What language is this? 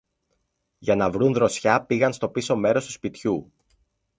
Greek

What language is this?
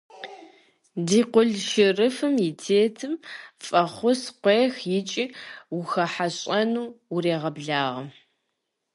Kabardian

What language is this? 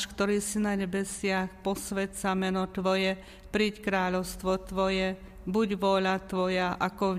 Slovak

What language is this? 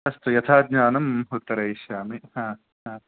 Sanskrit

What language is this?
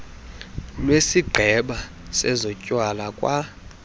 Xhosa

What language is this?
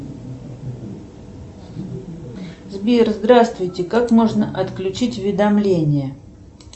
Russian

